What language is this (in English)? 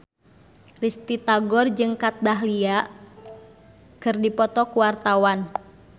Sundanese